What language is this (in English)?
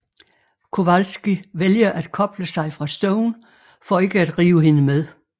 Danish